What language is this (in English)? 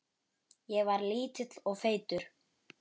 Icelandic